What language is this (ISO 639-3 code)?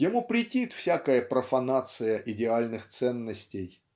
rus